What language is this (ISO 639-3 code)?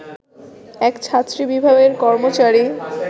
ben